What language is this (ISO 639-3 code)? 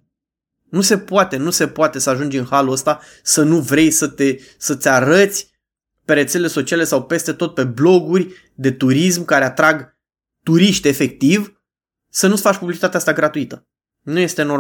ron